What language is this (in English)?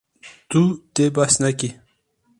Kurdish